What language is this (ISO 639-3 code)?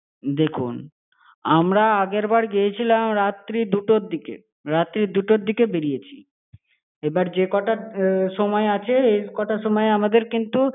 ben